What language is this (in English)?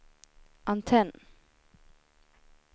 Swedish